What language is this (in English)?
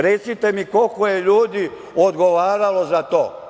Serbian